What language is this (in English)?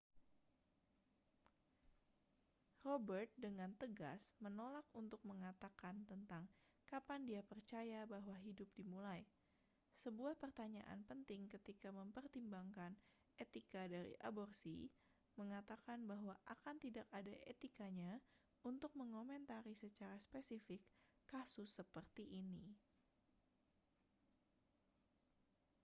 Indonesian